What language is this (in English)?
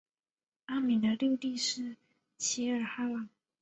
Chinese